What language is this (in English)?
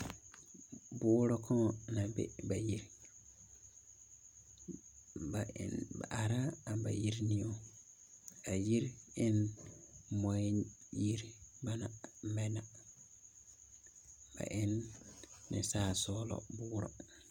Southern Dagaare